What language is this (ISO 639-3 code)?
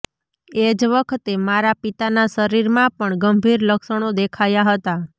guj